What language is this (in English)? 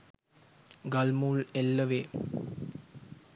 Sinhala